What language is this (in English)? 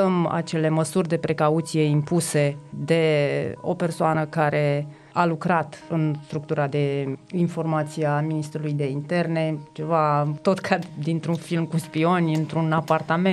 Romanian